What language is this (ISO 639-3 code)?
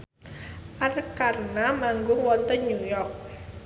jav